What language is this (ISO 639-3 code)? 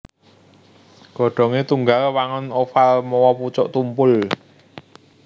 jav